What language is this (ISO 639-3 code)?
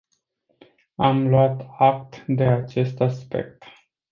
ron